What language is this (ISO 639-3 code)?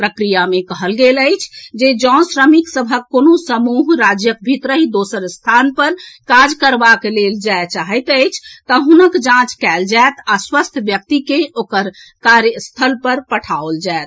mai